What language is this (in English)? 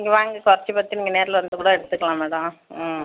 Tamil